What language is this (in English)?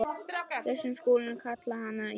Icelandic